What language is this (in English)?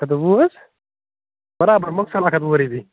Kashmiri